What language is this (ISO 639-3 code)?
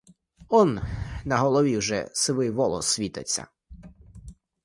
ukr